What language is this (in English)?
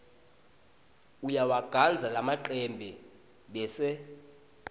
Swati